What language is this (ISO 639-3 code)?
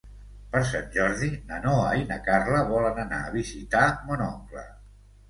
cat